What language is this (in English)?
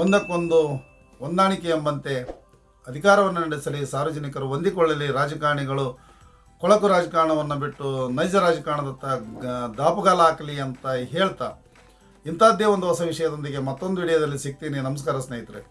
Kannada